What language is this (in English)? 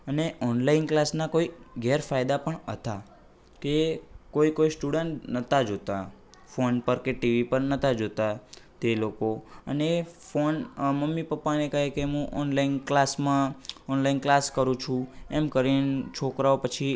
Gujarati